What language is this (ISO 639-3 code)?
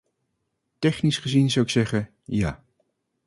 nld